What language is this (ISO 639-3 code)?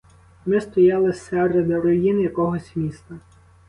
ukr